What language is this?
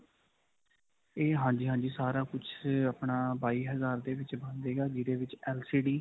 Punjabi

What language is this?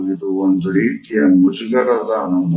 Kannada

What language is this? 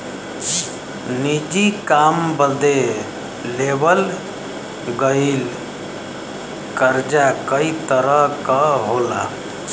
Bhojpuri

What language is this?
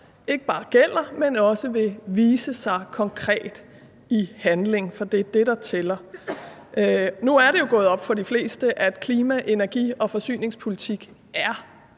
Danish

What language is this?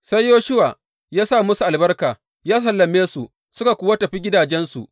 Hausa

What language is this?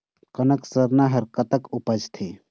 Chhattisgarhi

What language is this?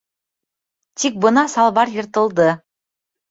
Bashkir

